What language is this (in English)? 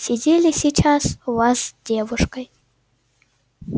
Russian